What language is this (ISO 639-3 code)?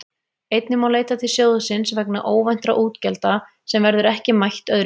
isl